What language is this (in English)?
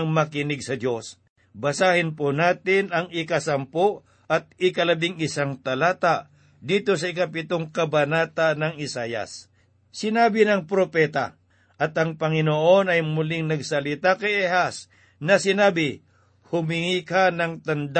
Filipino